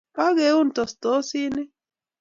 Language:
Kalenjin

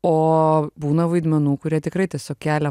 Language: Lithuanian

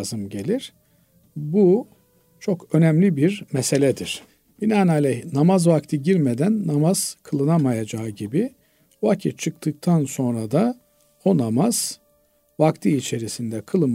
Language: Turkish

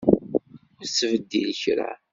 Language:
Kabyle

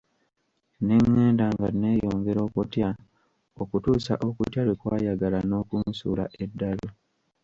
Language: Ganda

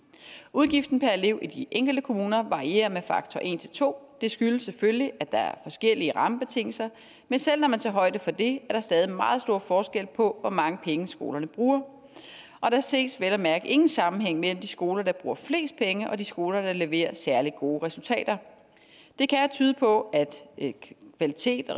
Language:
Danish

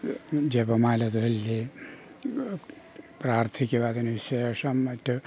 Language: Malayalam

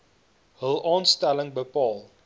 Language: Afrikaans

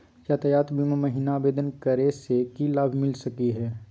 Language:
Magahi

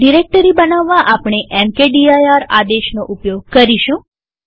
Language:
Gujarati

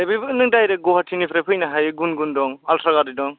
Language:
Bodo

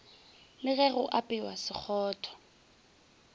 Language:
Northern Sotho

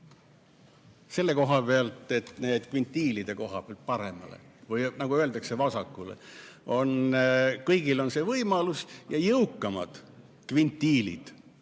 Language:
Estonian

